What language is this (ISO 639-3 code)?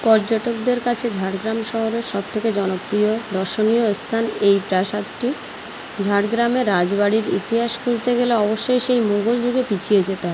ben